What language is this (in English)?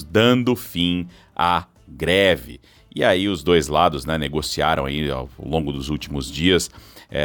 Portuguese